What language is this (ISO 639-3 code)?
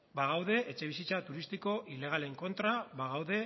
eus